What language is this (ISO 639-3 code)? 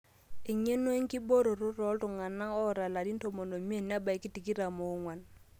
mas